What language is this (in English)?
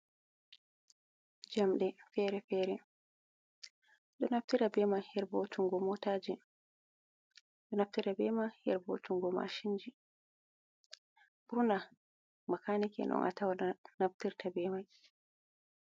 Fula